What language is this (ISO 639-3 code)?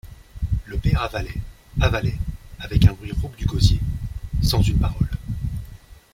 fra